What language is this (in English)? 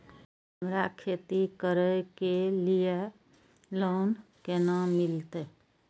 Maithili